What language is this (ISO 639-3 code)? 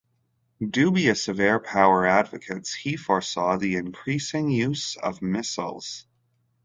eng